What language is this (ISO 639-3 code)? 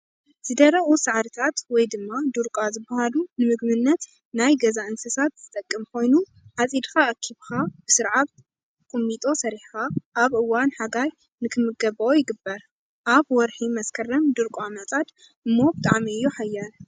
tir